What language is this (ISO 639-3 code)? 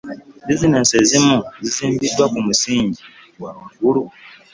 lug